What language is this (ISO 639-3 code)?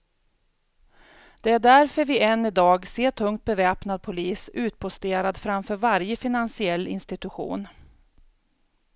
swe